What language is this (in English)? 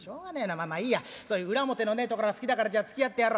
Japanese